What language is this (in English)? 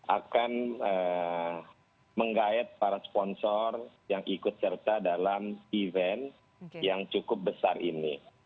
Indonesian